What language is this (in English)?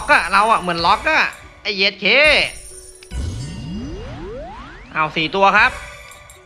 Thai